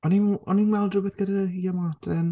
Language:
Welsh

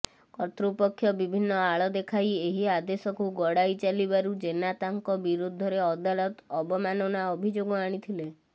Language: Odia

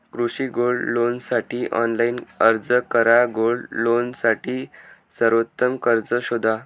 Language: Marathi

